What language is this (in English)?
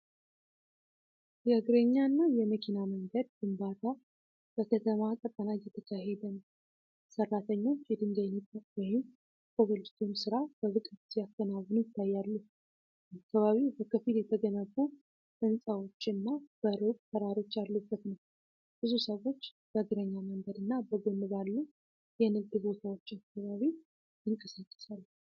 Amharic